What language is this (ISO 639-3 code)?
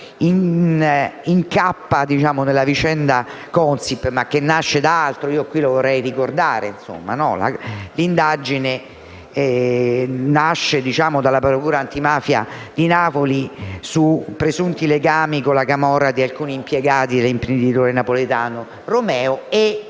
ita